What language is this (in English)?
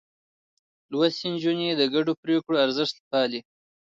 Pashto